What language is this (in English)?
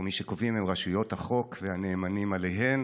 Hebrew